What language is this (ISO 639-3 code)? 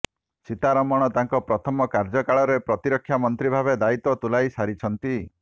ori